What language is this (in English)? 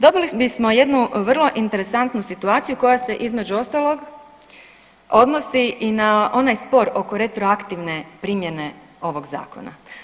Croatian